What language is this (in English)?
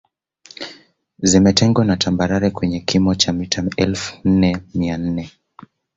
Swahili